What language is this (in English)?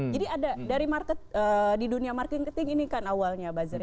Indonesian